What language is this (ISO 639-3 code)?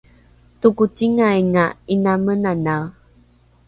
dru